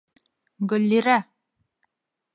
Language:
Bashkir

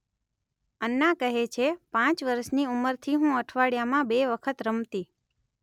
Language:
Gujarati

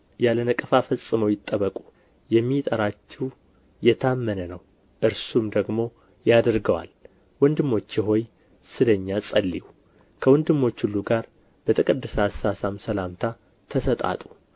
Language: Amharic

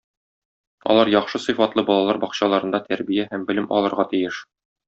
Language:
Tatar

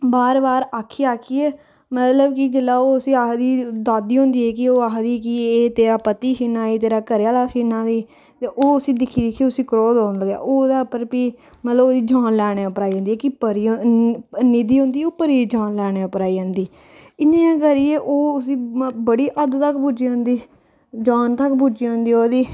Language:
Dogri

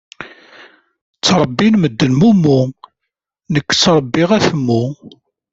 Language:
Kabyle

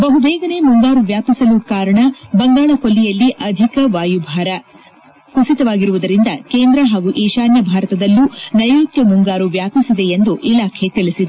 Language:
Kannada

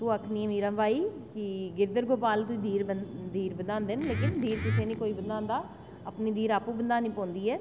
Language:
Dogri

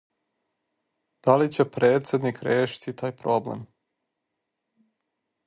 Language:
Serbian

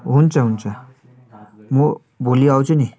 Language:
Nepali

